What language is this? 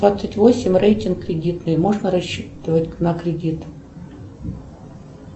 Russian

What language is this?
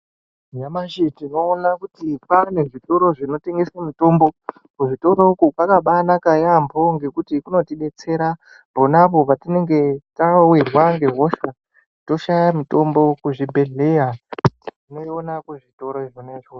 Ndau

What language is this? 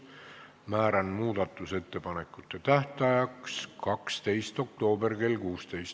Estonian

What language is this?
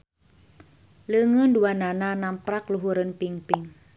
Sundanese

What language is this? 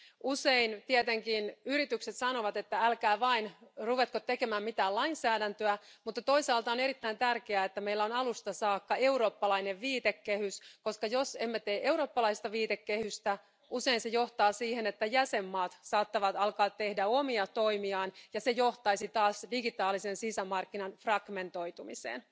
Finnish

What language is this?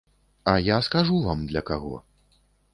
Belarusian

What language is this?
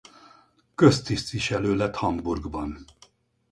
Hungarian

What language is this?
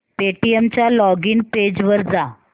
Marathi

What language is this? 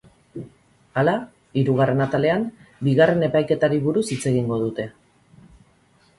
Basque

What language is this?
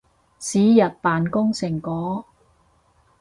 Cantonese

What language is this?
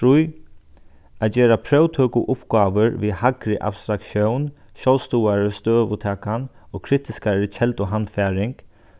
Faroese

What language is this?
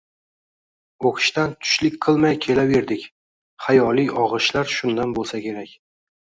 Uzbek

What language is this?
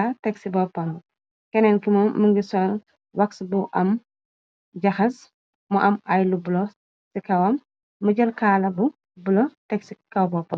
Wolof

